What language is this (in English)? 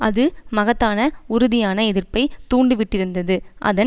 Tamil